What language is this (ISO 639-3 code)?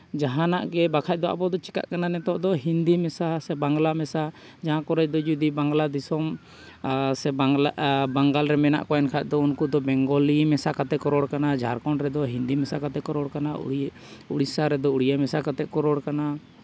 sat